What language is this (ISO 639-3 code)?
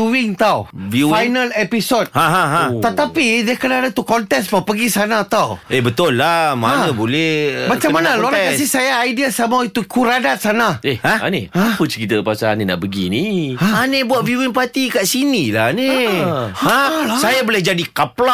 msa